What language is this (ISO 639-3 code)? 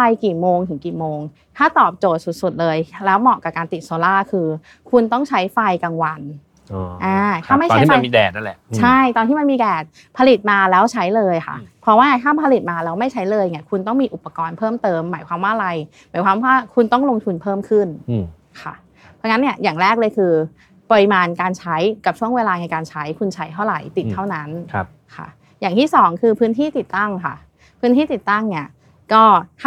tha